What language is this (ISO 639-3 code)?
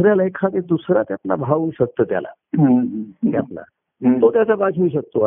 mar